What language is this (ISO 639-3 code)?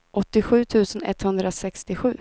swe